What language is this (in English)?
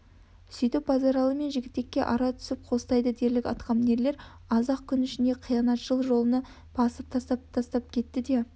Kazakh